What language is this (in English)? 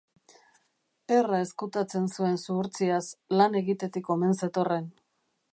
Basque